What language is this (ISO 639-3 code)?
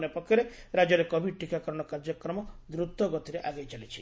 ori